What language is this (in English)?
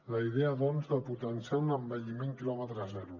Catalan